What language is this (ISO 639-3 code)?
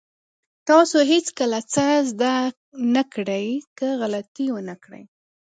pus